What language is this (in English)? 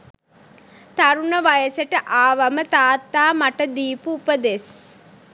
Sinhala